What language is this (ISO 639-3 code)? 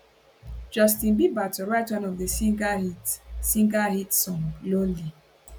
pcm